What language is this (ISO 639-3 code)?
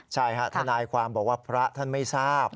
tha